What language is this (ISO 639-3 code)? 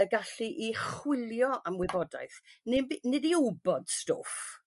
cym